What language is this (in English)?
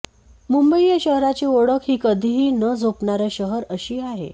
Marathi